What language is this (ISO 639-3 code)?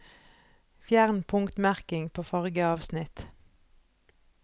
nor